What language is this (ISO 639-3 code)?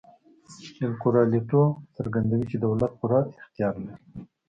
pus